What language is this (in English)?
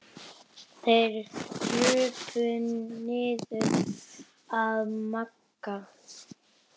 Icelandic